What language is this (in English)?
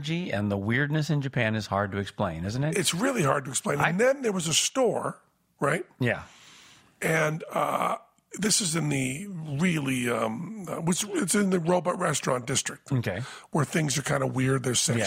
English